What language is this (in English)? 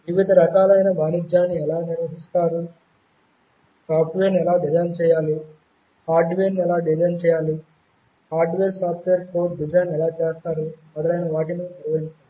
Telugu